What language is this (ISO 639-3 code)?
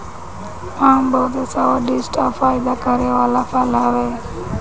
bho